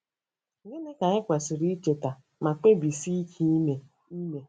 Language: Igbo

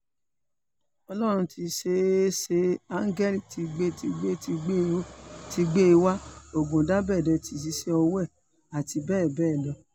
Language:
Yoruba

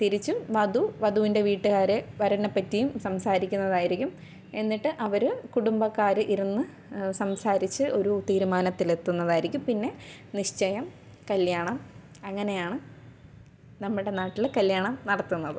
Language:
Malayalam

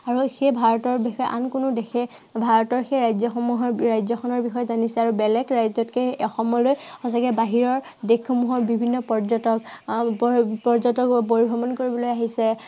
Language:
Assamese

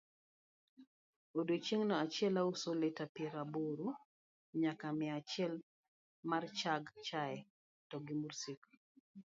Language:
Luo (Kenya and Tanzania)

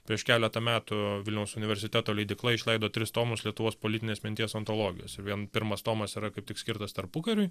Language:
Lithuanian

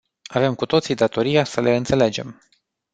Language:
Romanian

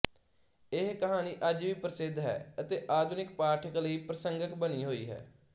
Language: Punjabi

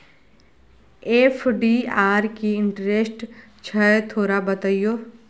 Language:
Maithili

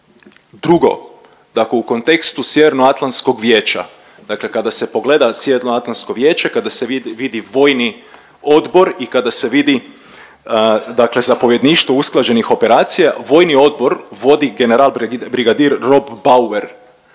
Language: Croatian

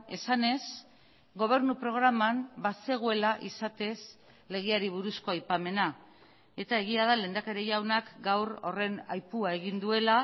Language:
Basque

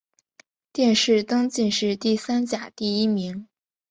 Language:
Chinese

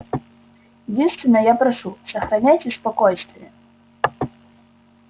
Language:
Russian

